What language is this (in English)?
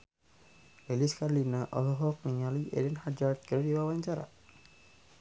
Sundanese